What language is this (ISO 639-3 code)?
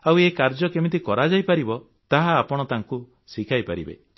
ori